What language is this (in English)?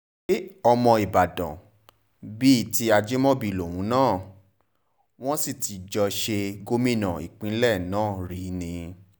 Yoruba